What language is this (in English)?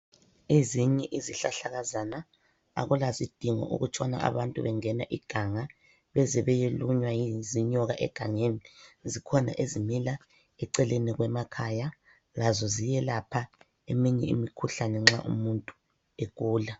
North Ndebele